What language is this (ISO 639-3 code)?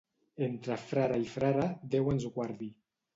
cat